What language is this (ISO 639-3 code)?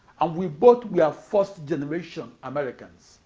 eng